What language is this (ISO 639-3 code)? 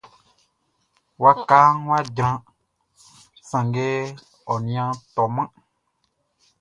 bci